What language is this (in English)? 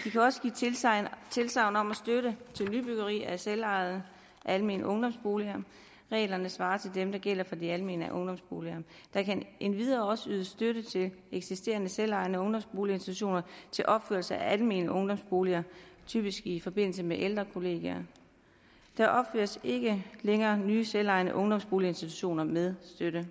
Danish